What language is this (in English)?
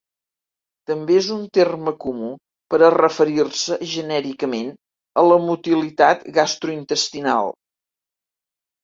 Catalan